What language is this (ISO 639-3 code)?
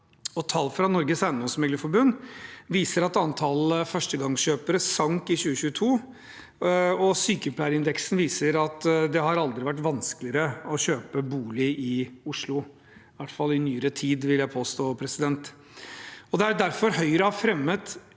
nor